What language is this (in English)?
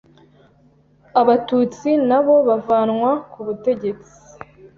Kinyarwanda